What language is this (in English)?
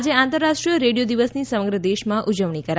Gujarati